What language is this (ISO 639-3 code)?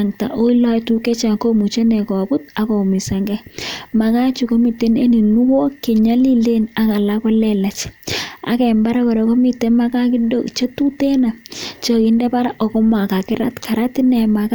kln